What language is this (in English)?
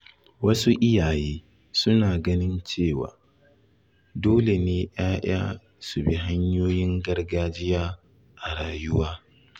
Hausa